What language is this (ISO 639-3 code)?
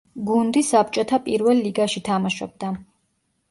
kat